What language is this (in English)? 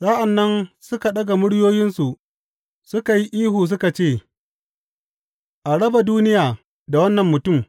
Hausa